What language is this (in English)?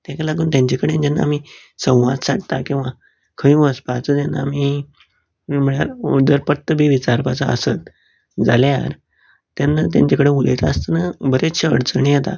Konkani